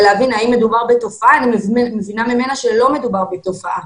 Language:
Hebrew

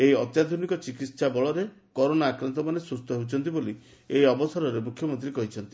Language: Odia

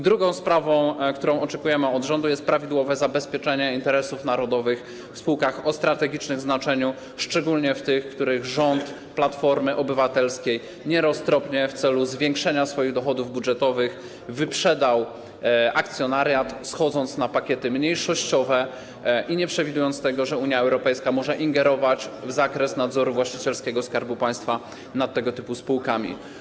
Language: Polish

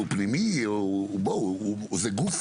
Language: Hebrew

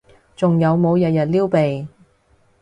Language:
Cantonese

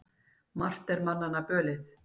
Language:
Icelandic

